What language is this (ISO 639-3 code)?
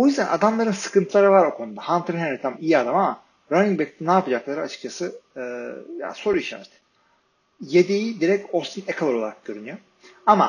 tur